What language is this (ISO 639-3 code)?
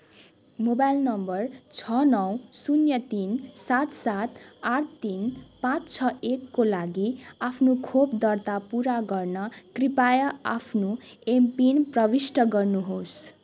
nep